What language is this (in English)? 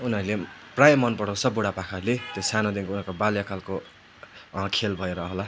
Nepali